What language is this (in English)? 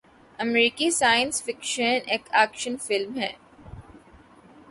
Urdu